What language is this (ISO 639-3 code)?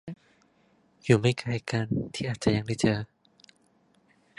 tha